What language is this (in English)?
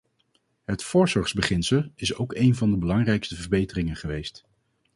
Dutch